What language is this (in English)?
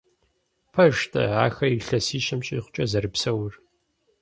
Kabardian